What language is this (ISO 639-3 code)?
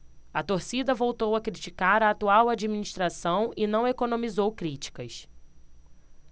por